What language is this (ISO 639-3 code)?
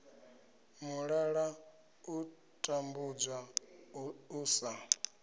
ven